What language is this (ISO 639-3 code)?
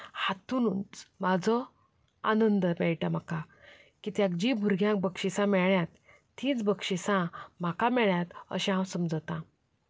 kok